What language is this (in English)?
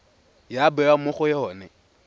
Tswana